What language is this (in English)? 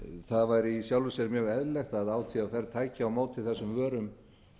Icelandic